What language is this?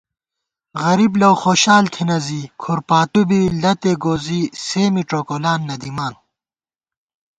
Gawar-Bati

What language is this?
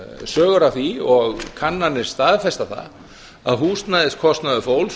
Icelandic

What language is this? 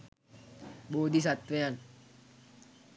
Sinhala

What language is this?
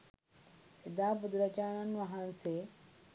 Sinhala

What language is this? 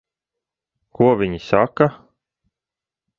Latvian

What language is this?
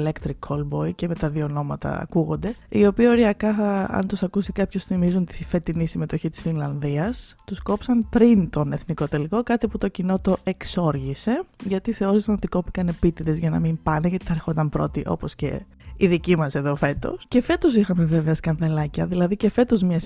Greek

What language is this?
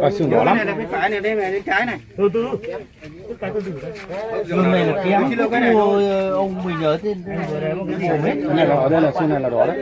Vietnamese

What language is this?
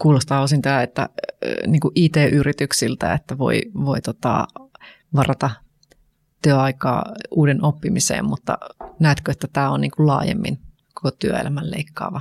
Finnish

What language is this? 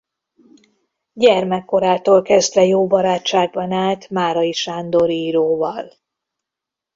Hungarian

